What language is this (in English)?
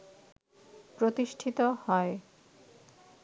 Bangla